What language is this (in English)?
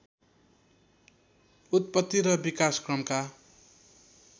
Nepali